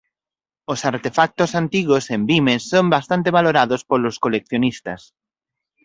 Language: Galician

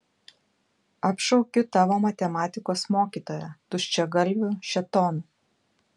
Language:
Lithuanian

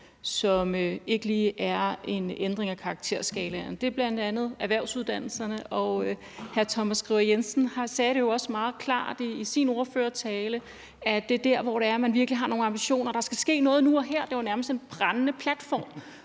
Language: Danish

